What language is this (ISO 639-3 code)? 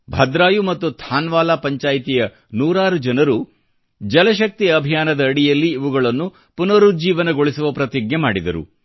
kan